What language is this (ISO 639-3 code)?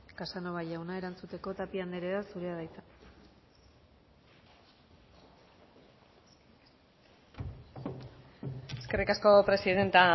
eus